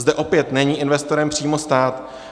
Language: Czech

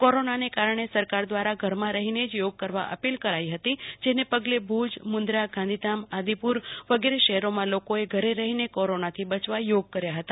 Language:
Gujarati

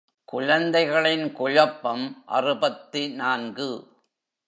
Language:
Tamil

